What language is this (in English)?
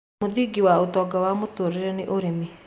Kikuyu